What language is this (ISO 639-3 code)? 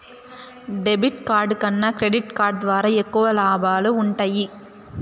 tel